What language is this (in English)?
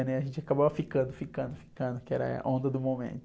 Portuguese